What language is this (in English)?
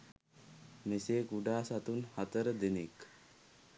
Sinhala